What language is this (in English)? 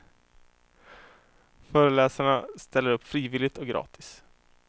Swedish